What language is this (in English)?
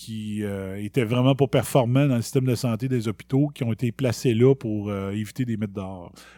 French